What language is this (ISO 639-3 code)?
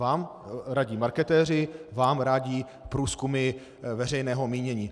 ces